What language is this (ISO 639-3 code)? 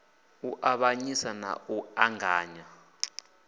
ven